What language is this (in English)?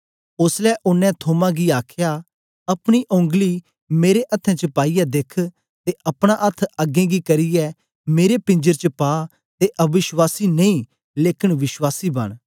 Dogri